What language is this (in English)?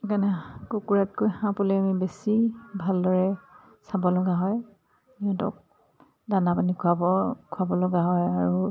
Assamese